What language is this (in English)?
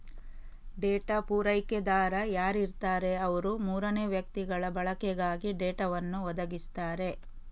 Kannada